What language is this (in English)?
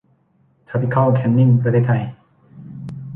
Thai